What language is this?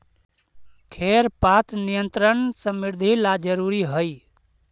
Magahi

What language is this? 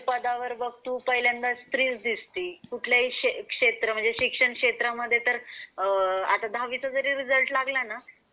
Marathi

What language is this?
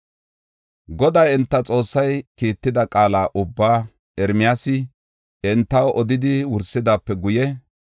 Gofa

